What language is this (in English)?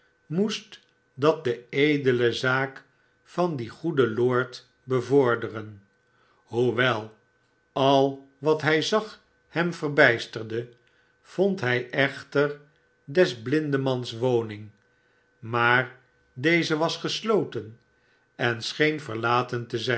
Dutch